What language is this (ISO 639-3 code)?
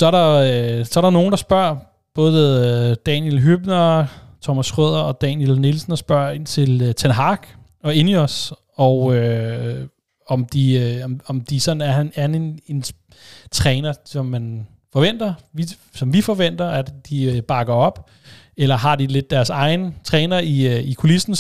dan